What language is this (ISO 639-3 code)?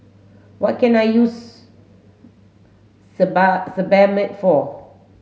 eng